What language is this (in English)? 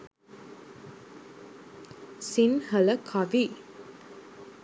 Sinhala